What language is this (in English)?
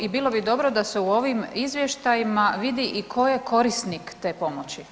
Croatian